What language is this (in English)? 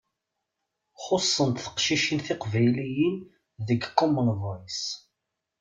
Kabyle